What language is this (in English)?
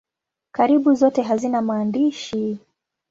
Swahili